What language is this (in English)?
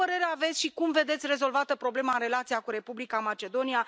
Romanian